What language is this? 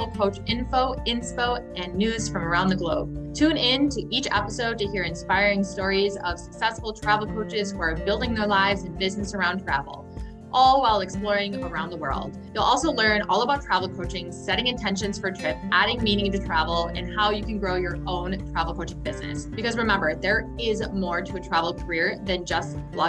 English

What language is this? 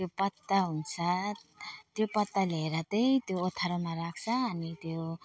Nepali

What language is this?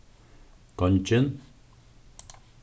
Faroese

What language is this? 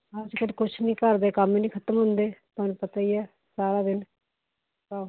Punjabi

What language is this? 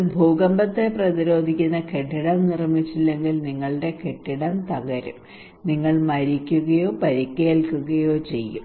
Malayalam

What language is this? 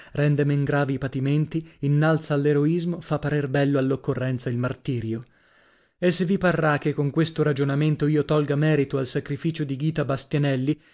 Italian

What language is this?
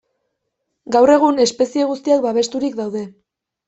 Basque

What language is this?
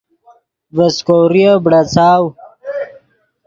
Yidgha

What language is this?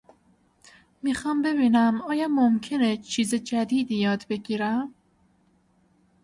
Persian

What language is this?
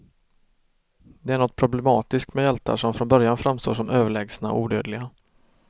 Swedish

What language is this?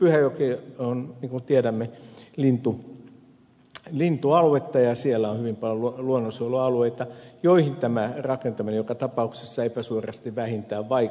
Finnish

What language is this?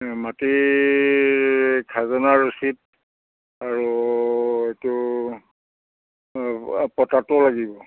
Assamese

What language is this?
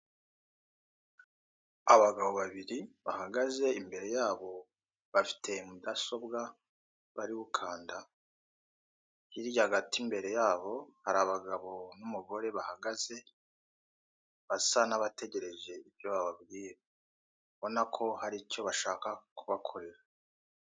Kinyarwanda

